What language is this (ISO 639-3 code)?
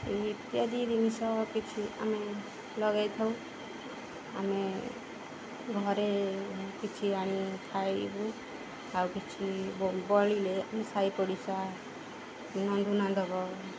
ori